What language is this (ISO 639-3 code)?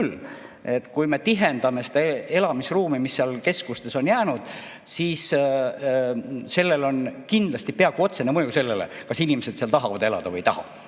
est